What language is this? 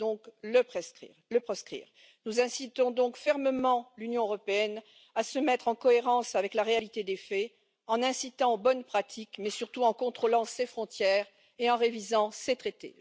French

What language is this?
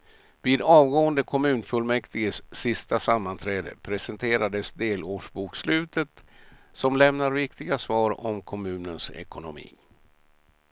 Swedish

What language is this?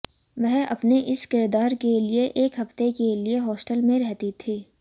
Hindi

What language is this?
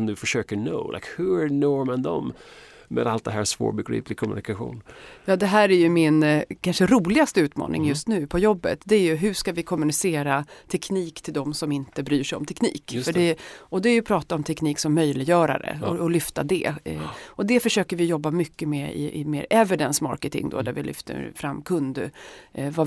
Swedish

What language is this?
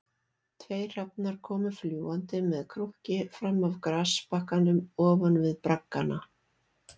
Icelandic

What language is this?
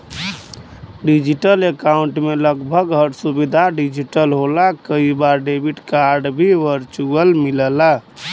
Bhojpuri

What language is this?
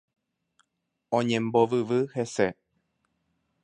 Guarani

